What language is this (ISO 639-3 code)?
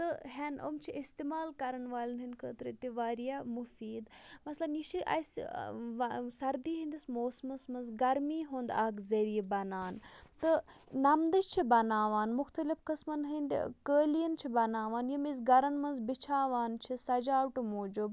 kas